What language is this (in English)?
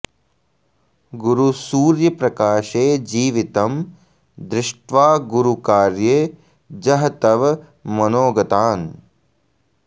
Sanskrit